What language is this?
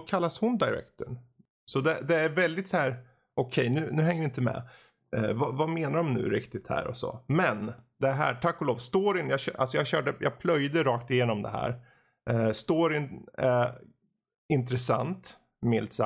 Swedish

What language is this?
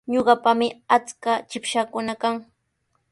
Sihuas Ancash Quechua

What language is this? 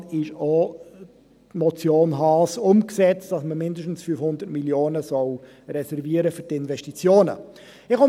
Swiss German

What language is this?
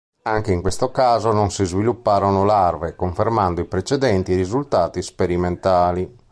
Italian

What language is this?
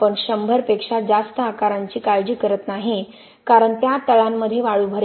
Marathi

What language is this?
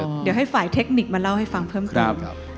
Thai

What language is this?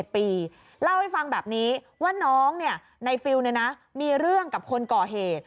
Thai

